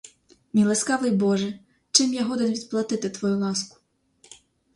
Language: Ukrainian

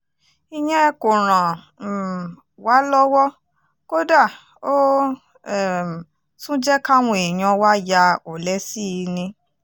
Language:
Yoruba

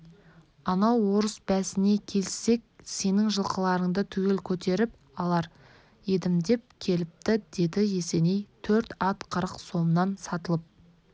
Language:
Kazakh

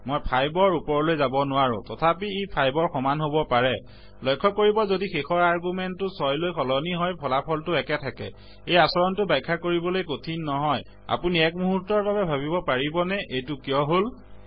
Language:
Assamese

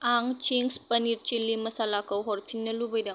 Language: Bodo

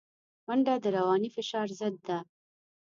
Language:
Pashto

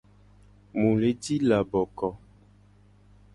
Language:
Gen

